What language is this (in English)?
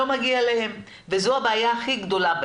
Hebrew